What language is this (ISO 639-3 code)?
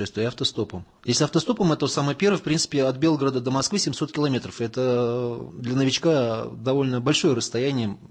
rus